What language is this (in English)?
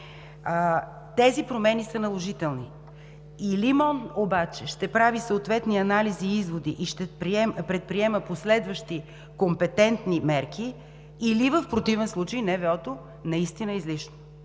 Bulgarian